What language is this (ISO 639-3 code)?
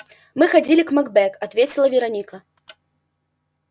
rus